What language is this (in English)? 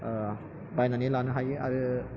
Bodo